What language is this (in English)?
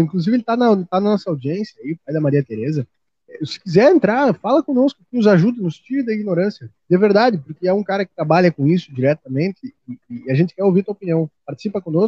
Portuguese